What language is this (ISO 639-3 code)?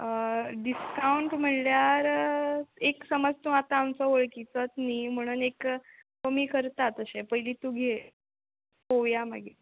kok